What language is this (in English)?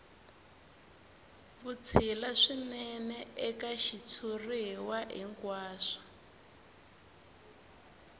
Tsonga